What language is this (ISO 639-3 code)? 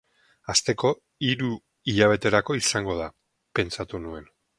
eus